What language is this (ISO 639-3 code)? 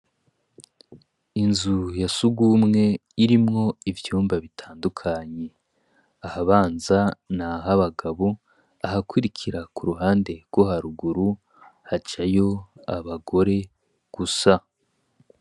run